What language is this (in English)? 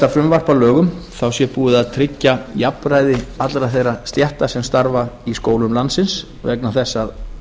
Icelandic